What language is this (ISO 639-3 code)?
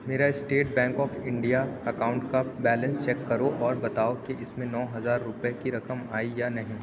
urd